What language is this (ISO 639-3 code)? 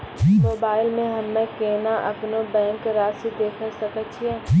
mai